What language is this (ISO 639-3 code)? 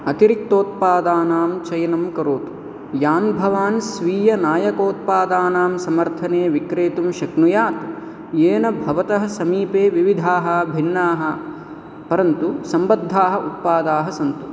san